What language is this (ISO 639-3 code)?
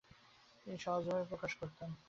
ben